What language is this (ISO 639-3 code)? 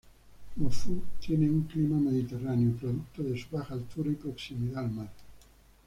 spa